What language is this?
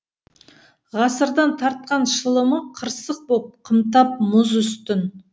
Kazakh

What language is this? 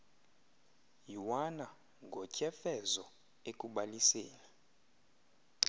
Xhosa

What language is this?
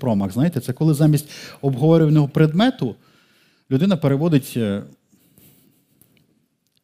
Ukrainian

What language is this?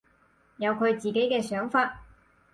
Cantonese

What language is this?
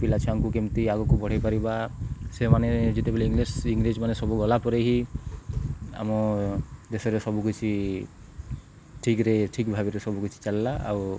Odia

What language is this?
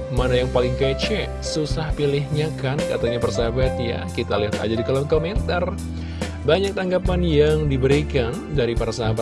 Indonesian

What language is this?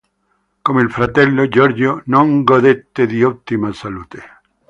Italian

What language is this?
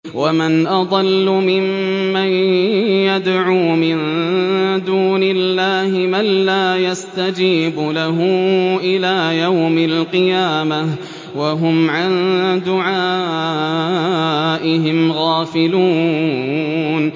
Arabic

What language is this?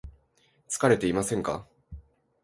Japanese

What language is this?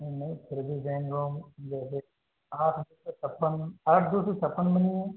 Hindi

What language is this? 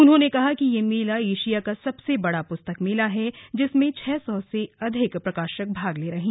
Hindi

